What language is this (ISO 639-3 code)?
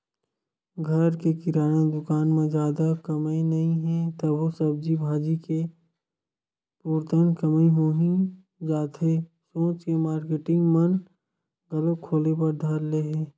hne